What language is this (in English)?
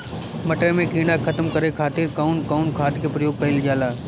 Bhojpuri